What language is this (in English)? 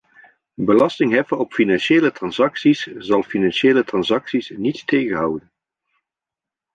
Dutch